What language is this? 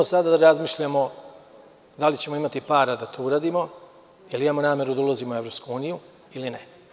Serbian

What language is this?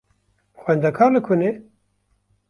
Kurdish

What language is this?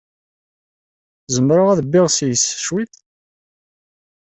Kabyle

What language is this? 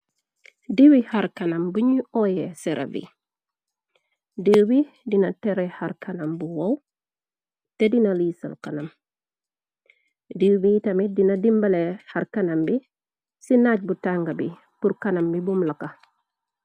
Wolof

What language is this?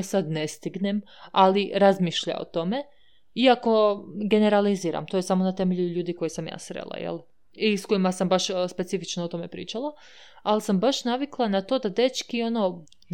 Croatian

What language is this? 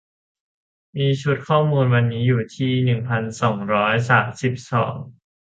Thai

